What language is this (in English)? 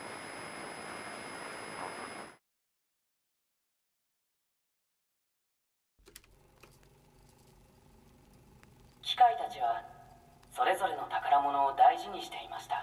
Japanese